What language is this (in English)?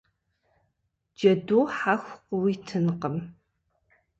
Kabardian